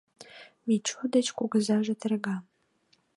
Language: Mari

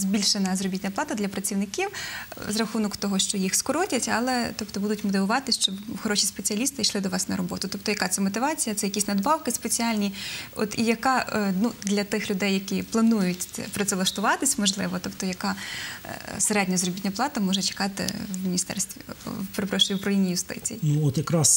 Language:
Ukrainian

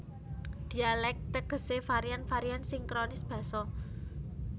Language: Javanese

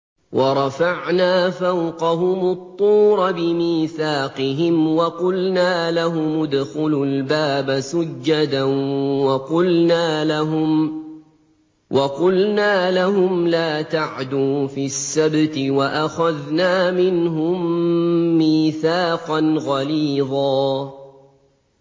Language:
Arabic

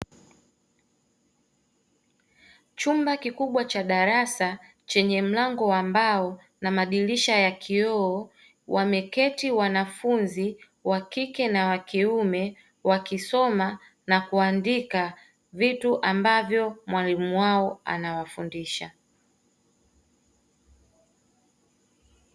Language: Swahili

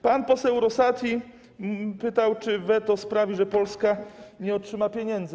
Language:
Polish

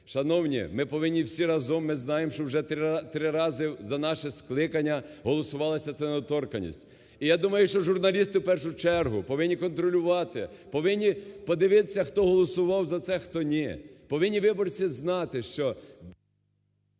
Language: Ukrainian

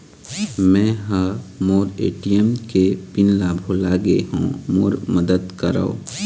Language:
Chhattisgarhi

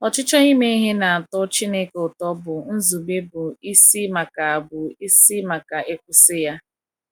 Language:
Igbo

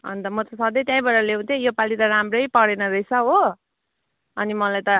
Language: Nepali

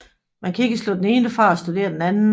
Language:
Danish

